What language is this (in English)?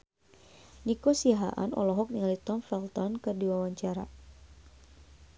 Sundanese